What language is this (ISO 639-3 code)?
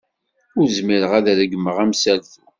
kab